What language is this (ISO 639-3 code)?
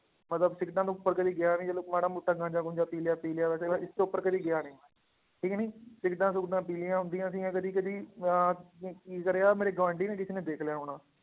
pan